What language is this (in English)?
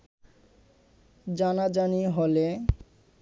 Bangla